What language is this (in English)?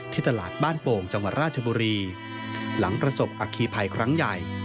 Thai